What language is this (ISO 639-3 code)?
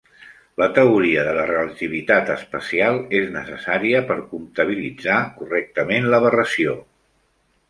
cat